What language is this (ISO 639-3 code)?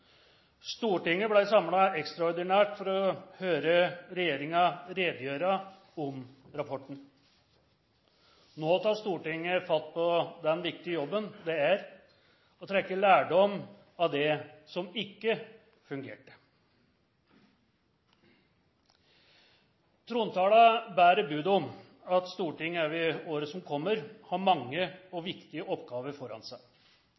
nno